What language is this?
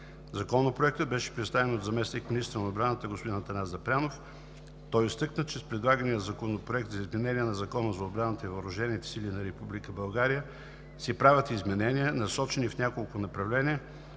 Bulgarian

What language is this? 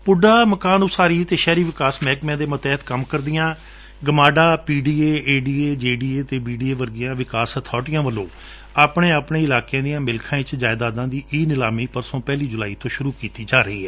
Punjabi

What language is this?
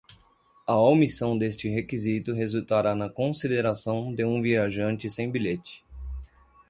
Portuguese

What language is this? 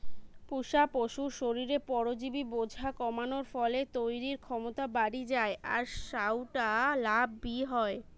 Bangla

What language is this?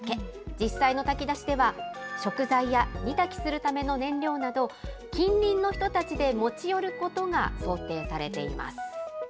Japanese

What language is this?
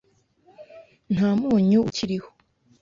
Kinyarwanda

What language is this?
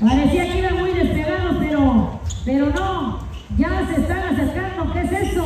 Spanish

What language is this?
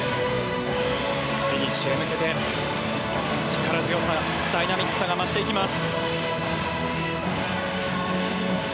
Japanese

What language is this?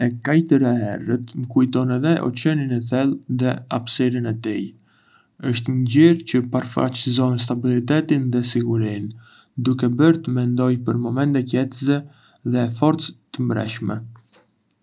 Arbëreshë Albanian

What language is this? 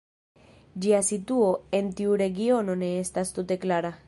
Esperanto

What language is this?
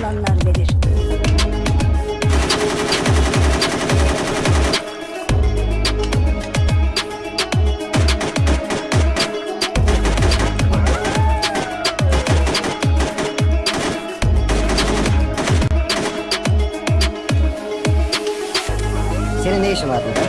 Turkish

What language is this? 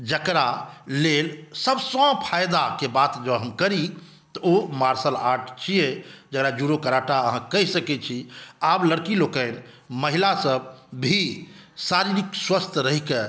Maithili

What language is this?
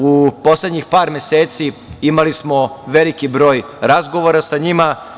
Serbian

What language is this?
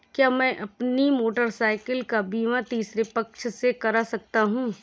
Hindi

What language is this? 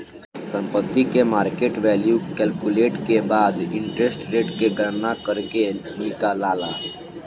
Bhojpuri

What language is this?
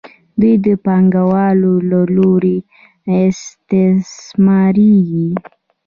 Pashto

